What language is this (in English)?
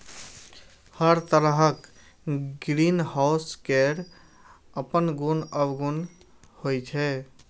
Maithili